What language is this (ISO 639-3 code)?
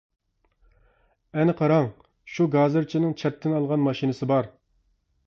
uig